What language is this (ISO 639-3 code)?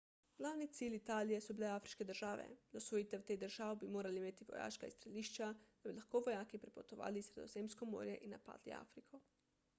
slv